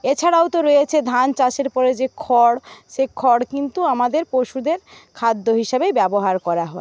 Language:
Bangla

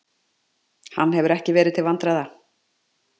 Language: Icelandic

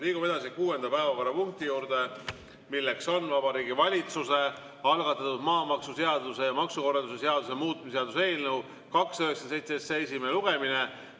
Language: Estonian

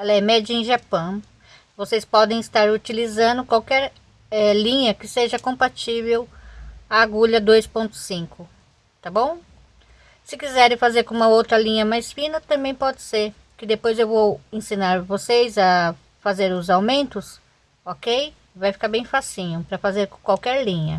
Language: Portuguese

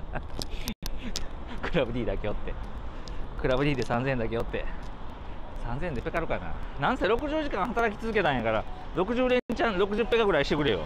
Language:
Japanese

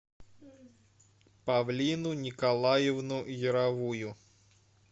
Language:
Russian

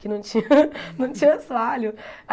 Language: Portuguese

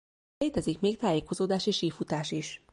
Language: Hungarian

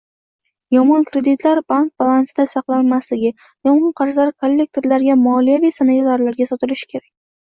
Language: Uzbek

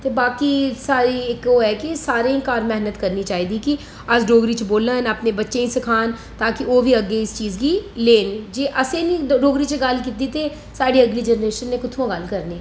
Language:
Dogri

